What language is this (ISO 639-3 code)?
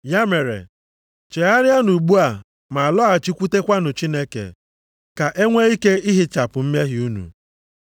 ibo